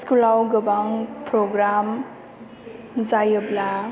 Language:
Bodo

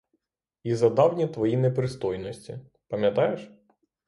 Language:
Ukrainian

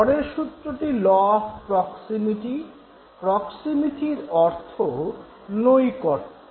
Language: Bangla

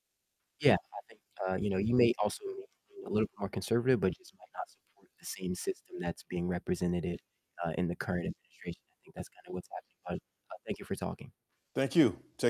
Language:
English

